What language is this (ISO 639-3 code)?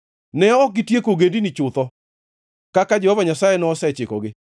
luo